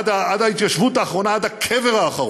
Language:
Hebrew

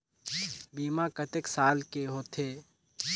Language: Chhattisgarhi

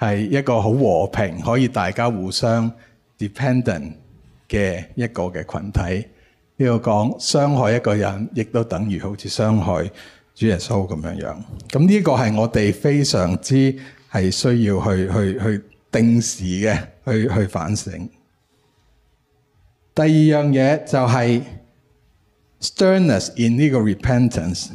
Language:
Chinese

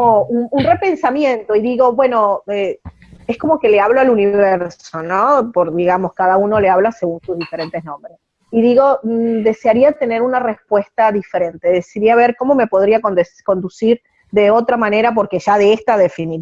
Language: Spanish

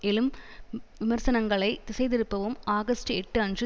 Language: Tamil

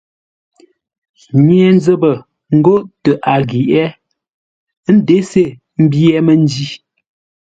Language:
Ngombale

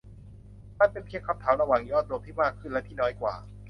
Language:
Thai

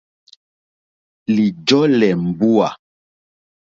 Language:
Mokpwe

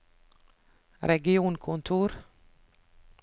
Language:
Norwegian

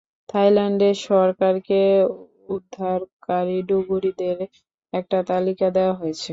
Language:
Bangla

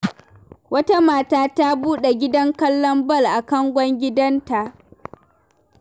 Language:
Hausa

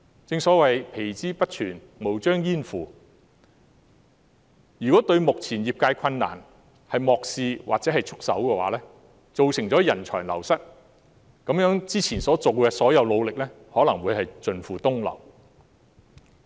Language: Cantonese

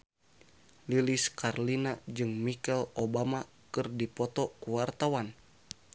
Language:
Sundanese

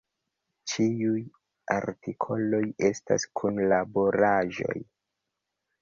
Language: Esperanto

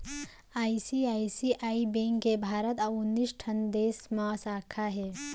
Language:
Chhattisgarhi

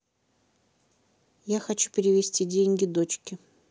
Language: Russian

